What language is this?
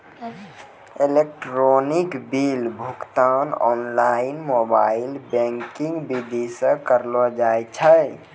Maithili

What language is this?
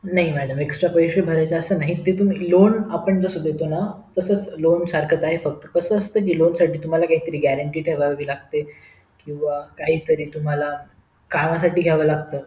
Marathi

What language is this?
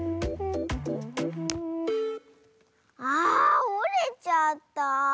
Japanese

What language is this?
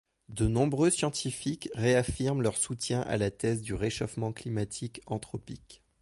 French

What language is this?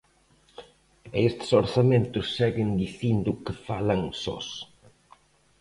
Galician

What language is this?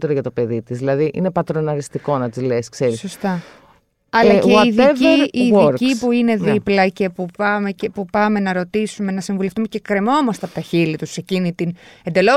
Greek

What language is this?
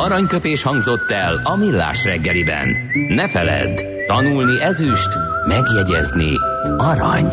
Hungarian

